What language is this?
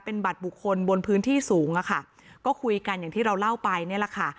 Thai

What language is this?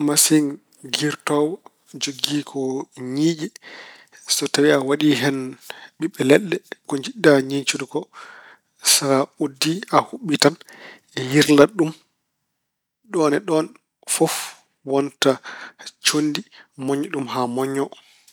Fula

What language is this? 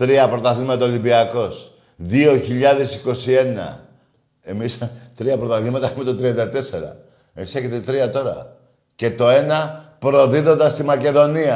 Greek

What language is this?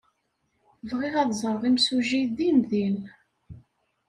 Kabyle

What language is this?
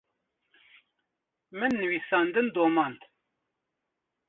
Kurdish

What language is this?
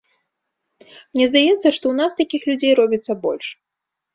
Belarusian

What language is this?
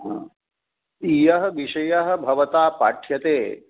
Sanskrit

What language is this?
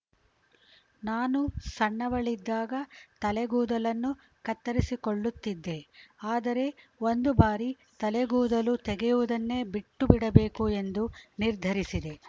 Kannada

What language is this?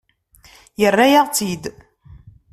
Kabyle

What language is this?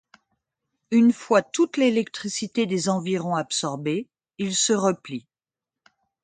French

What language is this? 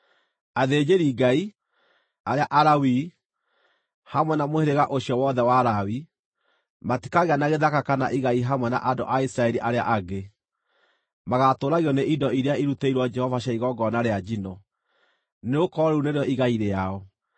Kikuyu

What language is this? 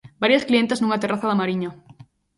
Galician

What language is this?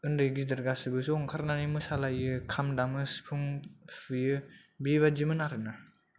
Bodo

